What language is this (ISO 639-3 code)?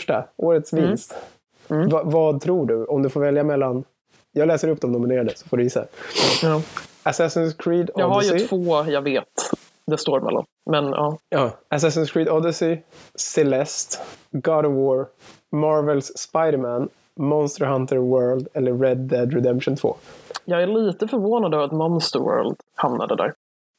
swe